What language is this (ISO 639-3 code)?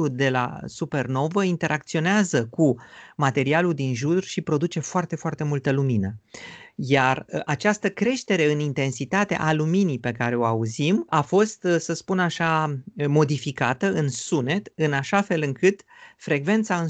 ron